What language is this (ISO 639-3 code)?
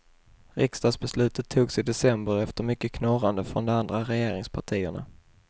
swe